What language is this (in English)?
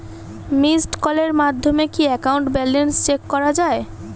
Bangla